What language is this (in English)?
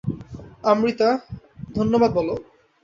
Bangla